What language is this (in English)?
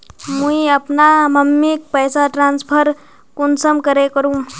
Magahi